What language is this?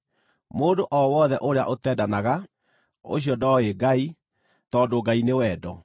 Kikuyu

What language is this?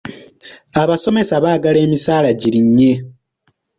Ganda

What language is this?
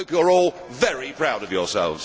English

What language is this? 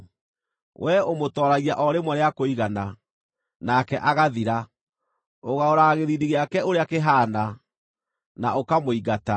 Kikuyu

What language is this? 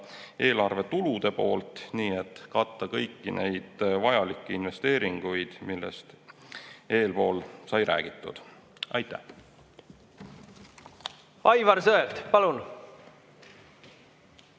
Estonian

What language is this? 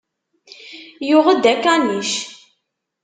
Kabyle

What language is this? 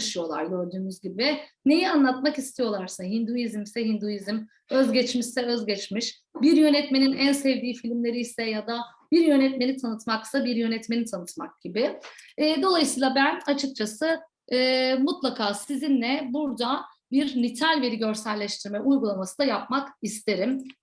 Turkish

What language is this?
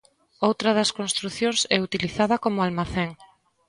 Galician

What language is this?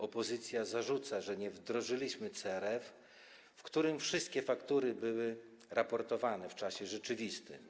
Polish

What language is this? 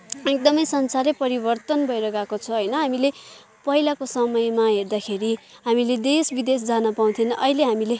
Nepali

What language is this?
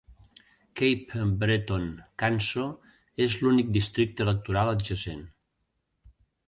Catalan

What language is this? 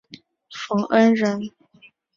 Chinese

